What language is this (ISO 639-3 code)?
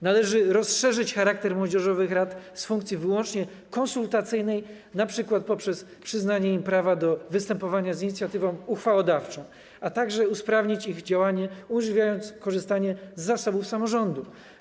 pol